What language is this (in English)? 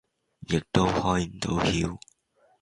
Cantonese